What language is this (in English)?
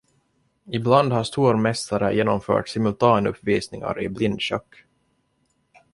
Swedish